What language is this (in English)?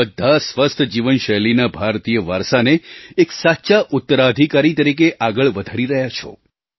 Gujarati